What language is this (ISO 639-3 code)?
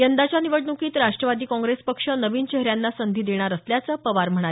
mar